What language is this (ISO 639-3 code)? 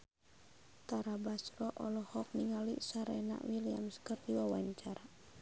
sun